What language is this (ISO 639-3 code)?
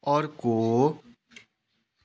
nep